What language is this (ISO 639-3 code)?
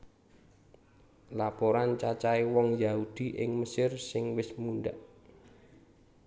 jav